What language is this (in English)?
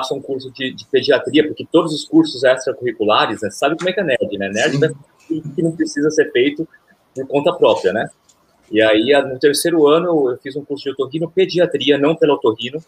Portuguese